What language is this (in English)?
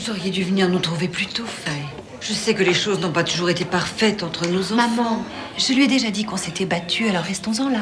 French